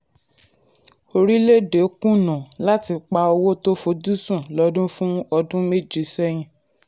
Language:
Yoruba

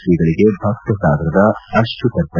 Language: Kannada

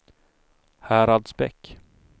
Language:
Swedish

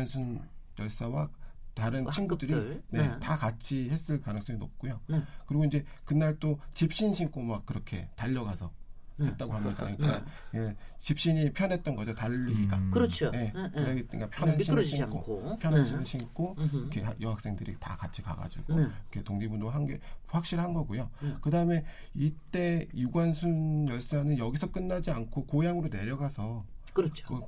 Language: Korean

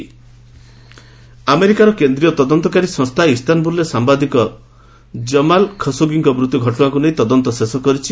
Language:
Odia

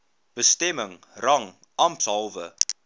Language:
Afrikaans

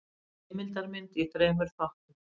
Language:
Icelandic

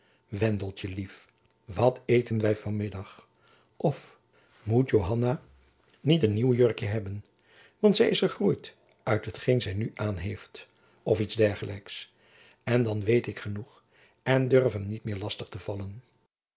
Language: Dutch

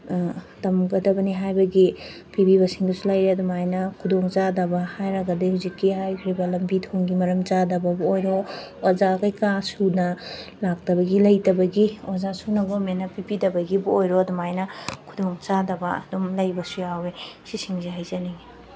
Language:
Manipuri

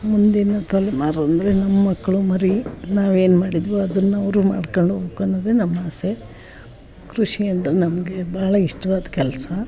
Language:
Kannada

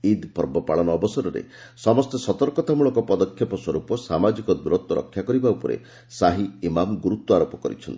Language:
Odia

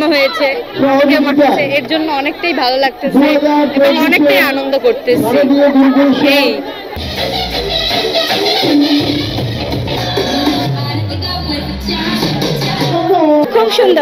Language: Romanian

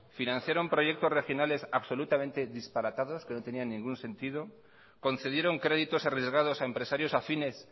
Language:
Spanish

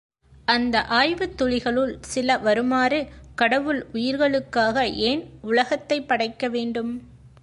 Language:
Tamil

